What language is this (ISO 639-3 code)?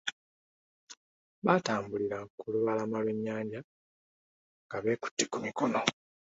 lug